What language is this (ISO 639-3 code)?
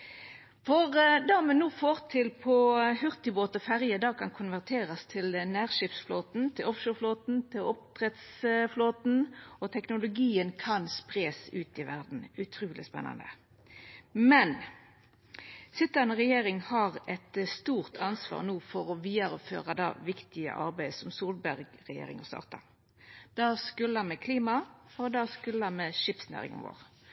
nno